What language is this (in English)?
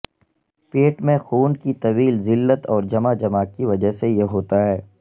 Urdu